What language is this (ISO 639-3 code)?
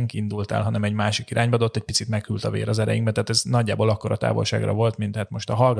hun